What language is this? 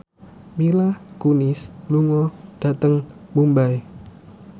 Javanese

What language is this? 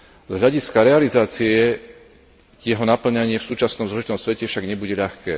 Slovak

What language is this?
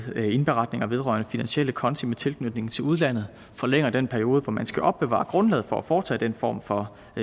Danish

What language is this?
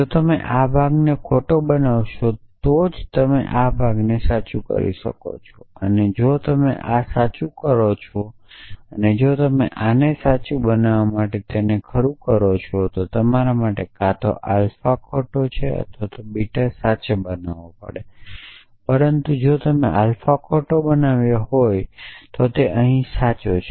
Gujarati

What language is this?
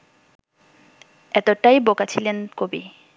Bangla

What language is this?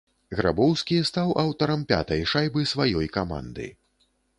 Belarusian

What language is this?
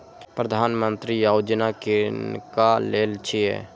Maithili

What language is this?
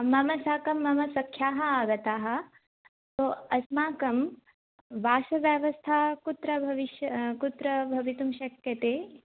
Sanskrit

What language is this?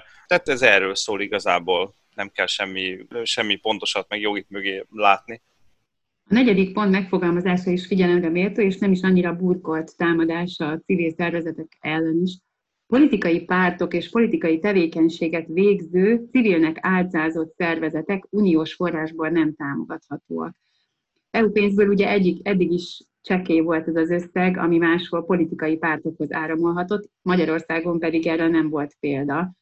Hungarian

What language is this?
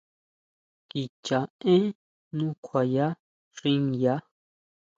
Huautla Mazatec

